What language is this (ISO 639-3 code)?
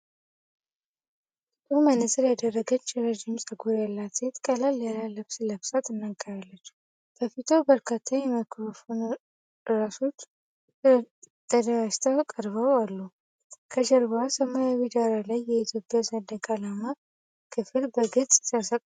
amh